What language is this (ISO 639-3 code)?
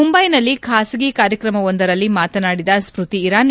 kan